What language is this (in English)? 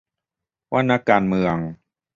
Thai